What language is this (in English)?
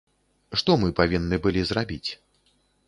Belarusian